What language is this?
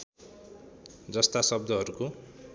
Nepali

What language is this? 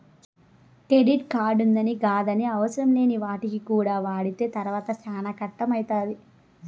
Telugu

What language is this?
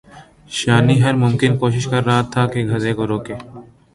Urdu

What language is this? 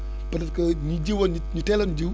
Wolof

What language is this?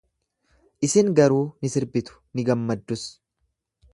Oromo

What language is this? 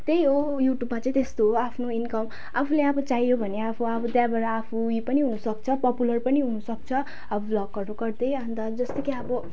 Nepali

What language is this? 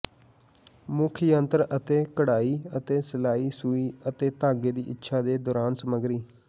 Punjabi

